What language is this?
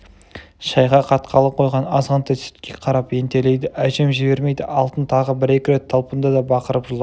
Kazakh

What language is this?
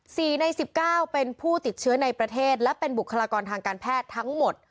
Thai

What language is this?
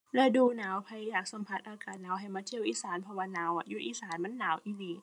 Thai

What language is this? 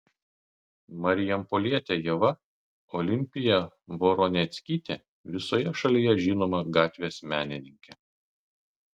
Lithuanian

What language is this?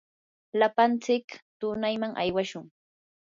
Yanahuanca Pasco Quechua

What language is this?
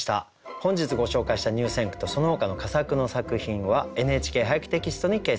Japanese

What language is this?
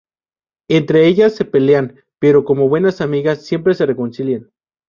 Spanish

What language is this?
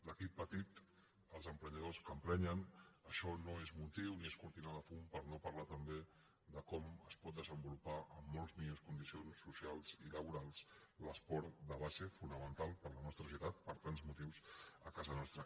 Catalan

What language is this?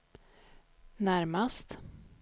Swedish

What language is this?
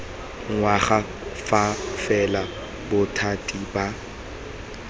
Tswana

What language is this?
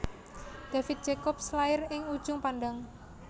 Javanese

